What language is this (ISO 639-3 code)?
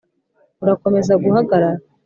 kin